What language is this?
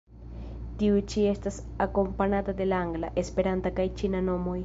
Esperanto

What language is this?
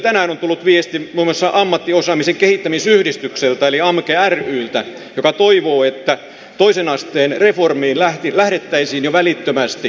Finnish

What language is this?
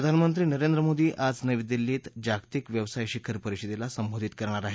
Marathi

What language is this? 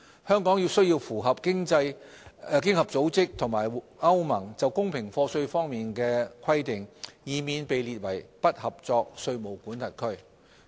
Cantonese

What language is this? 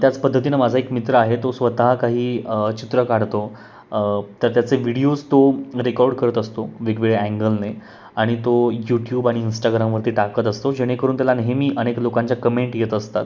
Marathi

